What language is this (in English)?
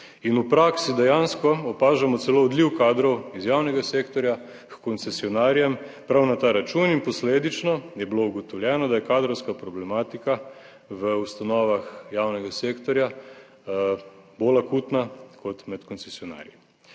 Slovenian